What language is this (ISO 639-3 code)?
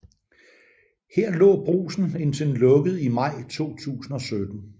dan